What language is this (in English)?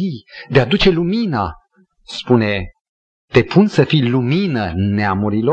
Romanian